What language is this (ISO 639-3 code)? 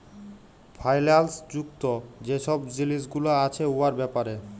ben